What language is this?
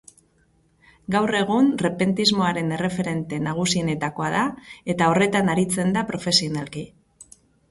Basque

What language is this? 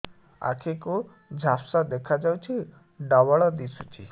Odia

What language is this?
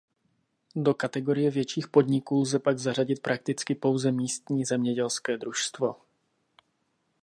Czech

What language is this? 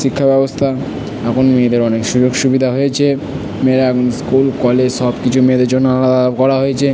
Bangla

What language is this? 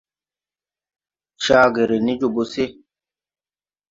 Tupuri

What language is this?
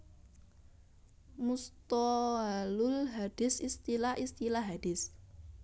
Javanese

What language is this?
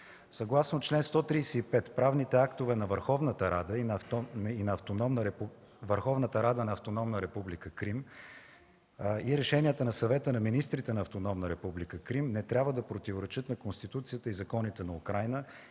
Bulgarian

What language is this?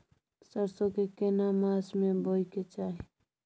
Maithili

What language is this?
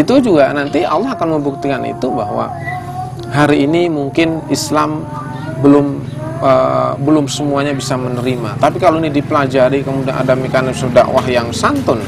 Indonesian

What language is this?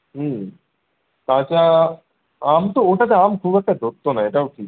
Bangla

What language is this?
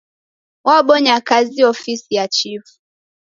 Taita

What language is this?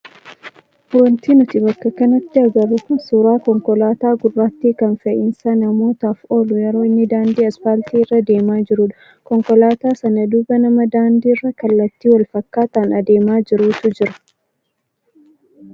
Oromo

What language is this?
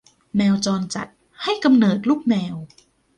Thai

